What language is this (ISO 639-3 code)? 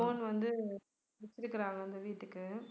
tam